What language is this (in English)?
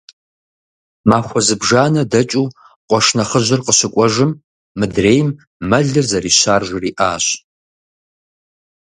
Kabardian